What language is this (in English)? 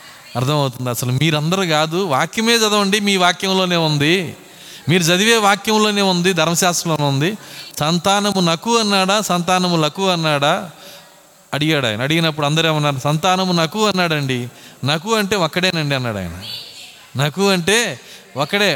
Telugu